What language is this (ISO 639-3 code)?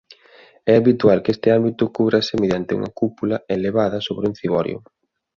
glg